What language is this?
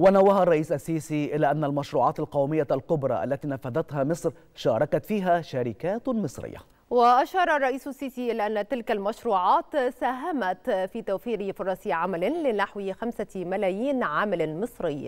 Arabic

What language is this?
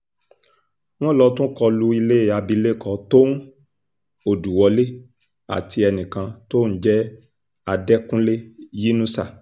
Yoruba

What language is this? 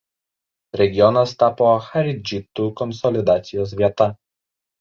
Lithuanian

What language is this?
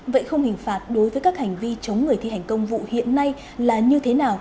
Vietnamese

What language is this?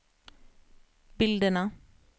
Swedish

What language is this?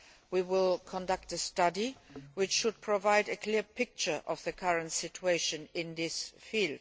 English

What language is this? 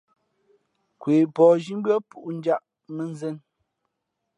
Fe'fe'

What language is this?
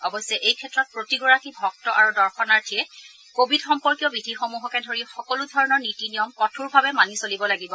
Assamese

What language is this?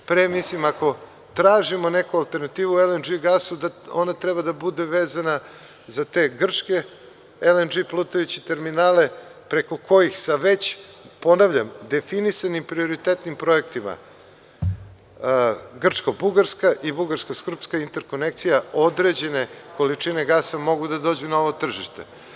Serbian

